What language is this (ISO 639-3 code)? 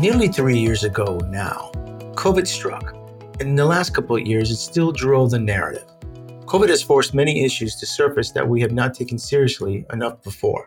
eng